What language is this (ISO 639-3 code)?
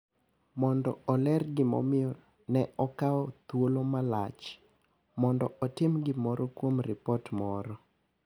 luo